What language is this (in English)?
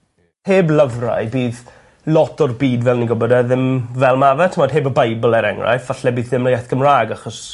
Welsh